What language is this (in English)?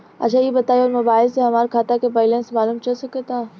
Bhojpuri